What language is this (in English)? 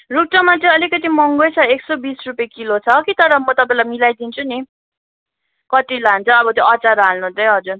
Nepali